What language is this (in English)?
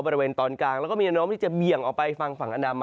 Thai